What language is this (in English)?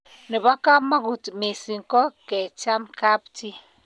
Kalenjin